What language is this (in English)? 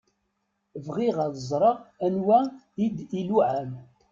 Kabyle